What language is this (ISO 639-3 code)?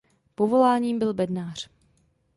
ces